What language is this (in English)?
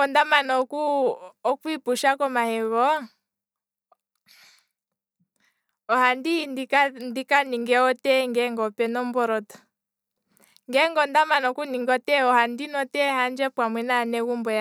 Kwambi